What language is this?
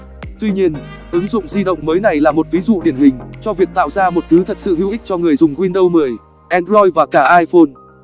Vietnamese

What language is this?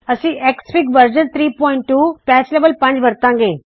Punjabi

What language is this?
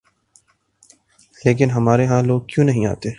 Urdu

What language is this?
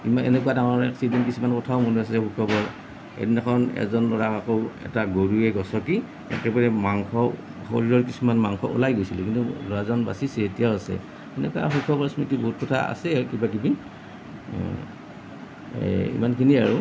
Assamese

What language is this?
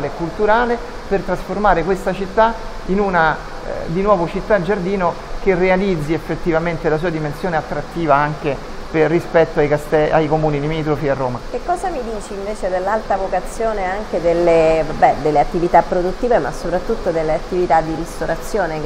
Italian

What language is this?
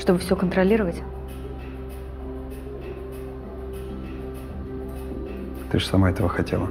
Russian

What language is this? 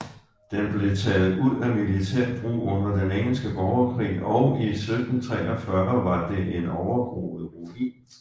Danish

